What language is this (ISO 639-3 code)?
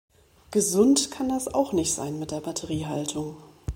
deu